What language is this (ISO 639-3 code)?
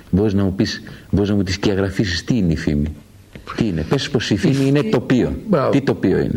ell